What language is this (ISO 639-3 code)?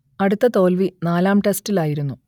mal